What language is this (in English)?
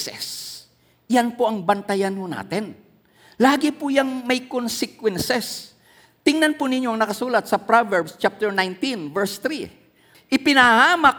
Filipino